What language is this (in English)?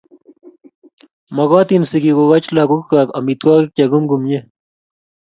Kalenjin